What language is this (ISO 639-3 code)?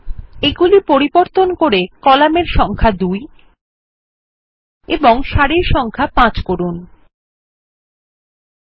ben